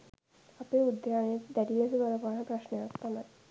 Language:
Sinhala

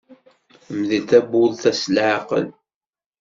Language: Kabyle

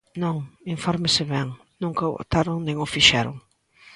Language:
Galician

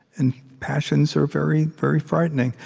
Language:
English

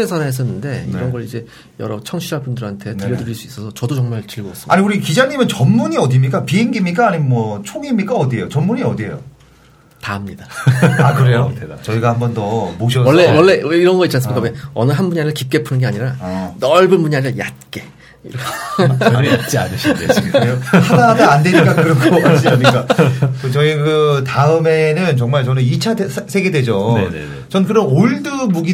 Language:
Korean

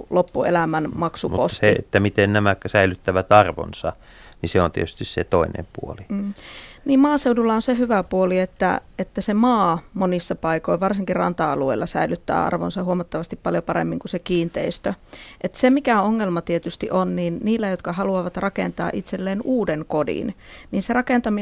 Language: Finnish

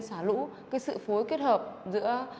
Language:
Vietnamese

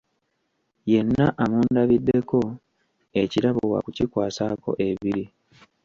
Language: Ganda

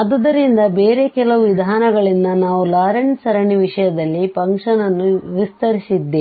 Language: Kannada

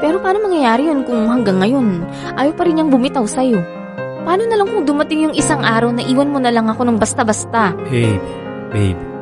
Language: Filipino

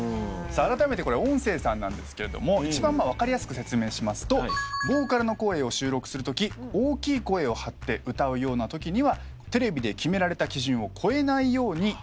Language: Japanese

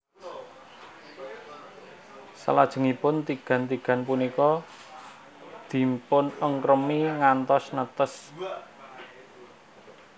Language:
Javanese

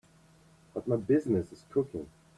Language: English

